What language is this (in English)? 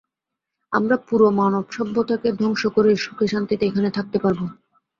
Bangla